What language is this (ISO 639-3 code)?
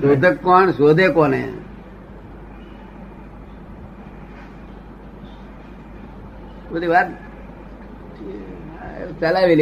guj